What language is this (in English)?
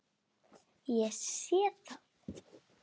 Icelandic